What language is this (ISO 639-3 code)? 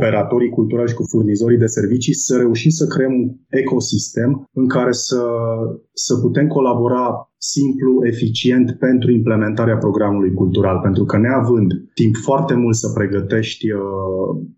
ron